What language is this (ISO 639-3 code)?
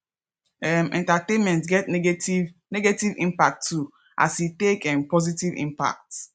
pcm